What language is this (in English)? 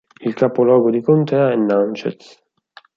Italian